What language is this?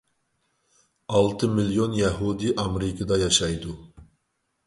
Uyghur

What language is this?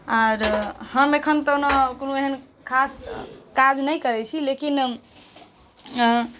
Maithili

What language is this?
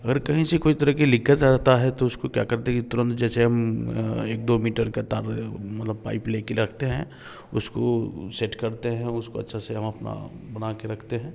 Hindi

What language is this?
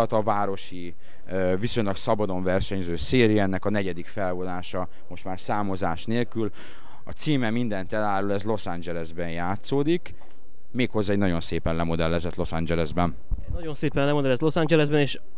Hungarian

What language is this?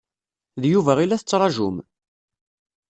Kabyle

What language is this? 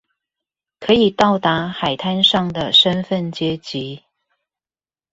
Chinese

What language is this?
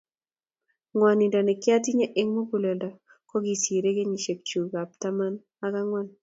Kalenjin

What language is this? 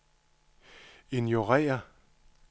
Danish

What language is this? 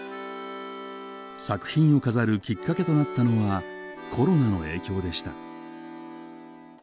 Japanese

